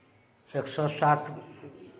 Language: Maithili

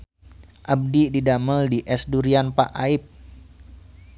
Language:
Sundanese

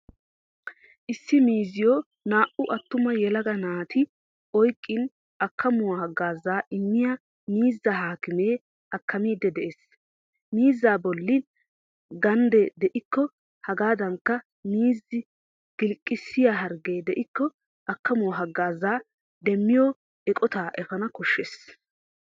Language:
Wolaytta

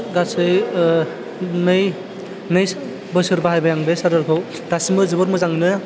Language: Bodo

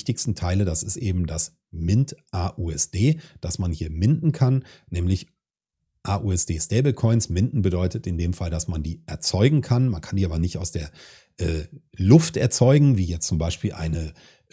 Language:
German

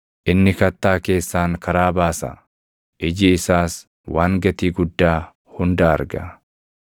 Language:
Oromo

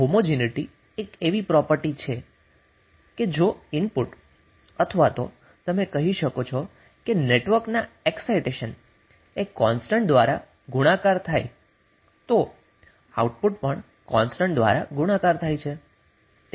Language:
Gujarati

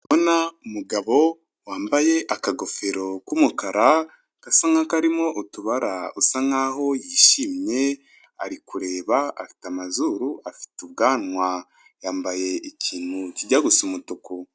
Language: Kinyarwanda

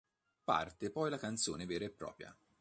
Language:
Italian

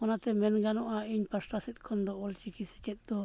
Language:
Santali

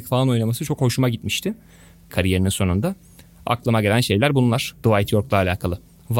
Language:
Turkish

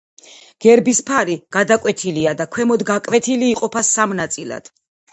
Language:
Georgian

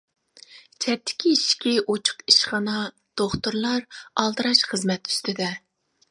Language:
Uyghur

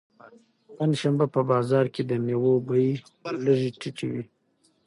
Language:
Pashto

